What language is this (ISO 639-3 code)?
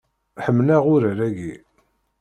kab